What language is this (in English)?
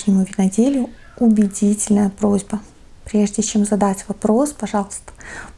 Russian